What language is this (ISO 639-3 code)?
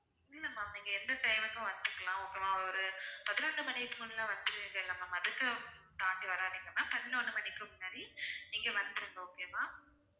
tam